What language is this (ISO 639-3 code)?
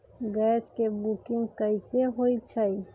mag